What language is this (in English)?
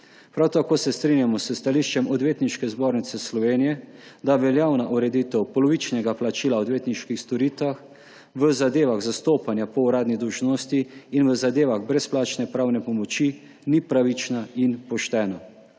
Slovenian